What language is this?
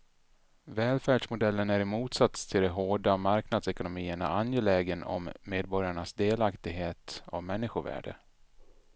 Swedish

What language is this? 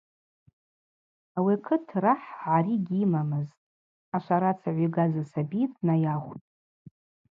Abaza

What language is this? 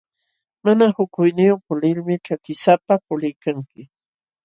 Jauja Wanca Quechua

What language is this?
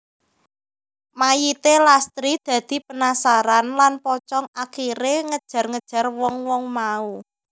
Javanese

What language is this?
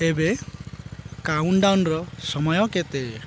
Odia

